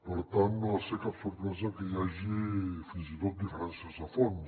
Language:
Catalan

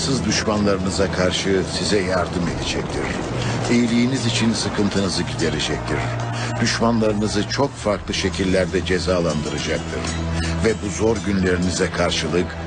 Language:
Turkish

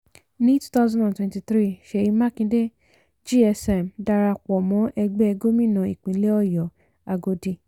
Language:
Yoruba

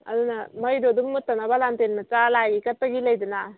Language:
Manipuri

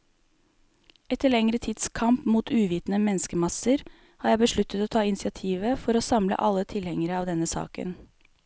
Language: Norwegian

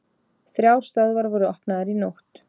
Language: Icelandic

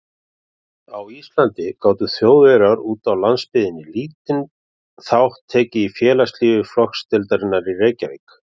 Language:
Icelandic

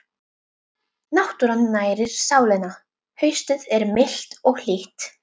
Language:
Icelandic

